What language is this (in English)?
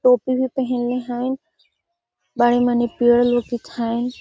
Magahi